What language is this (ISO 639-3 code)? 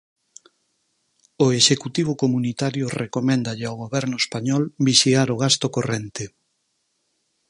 glg